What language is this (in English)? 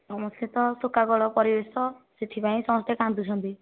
Odia